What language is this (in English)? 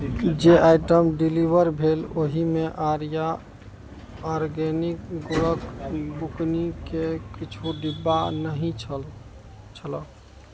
Maithili